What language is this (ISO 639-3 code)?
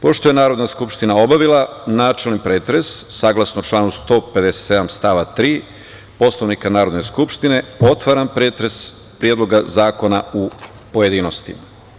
srp